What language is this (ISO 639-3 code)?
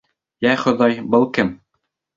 bak